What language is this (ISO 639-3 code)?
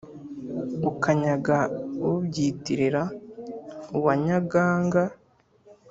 kin